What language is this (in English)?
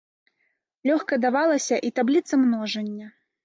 Belarusian